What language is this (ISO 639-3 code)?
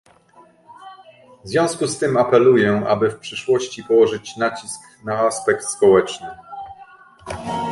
pol